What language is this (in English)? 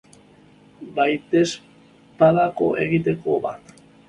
Basque